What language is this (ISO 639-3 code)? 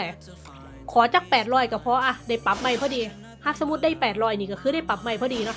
tha